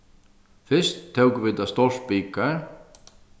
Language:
Faroese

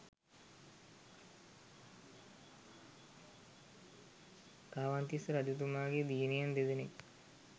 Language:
Sinhala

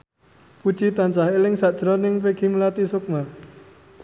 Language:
Javanese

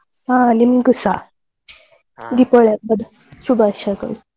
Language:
Kannada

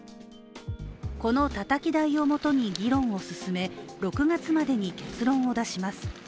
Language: Japanese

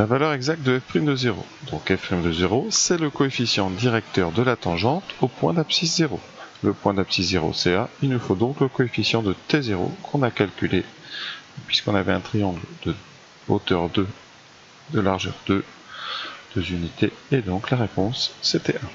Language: French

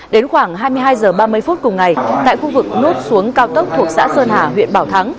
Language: Vietnamese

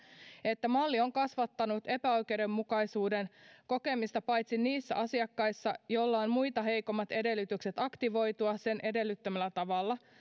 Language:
Finnish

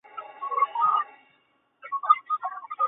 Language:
Chinese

